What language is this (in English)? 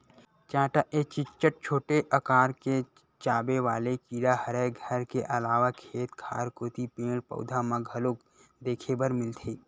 Chhattisgarhi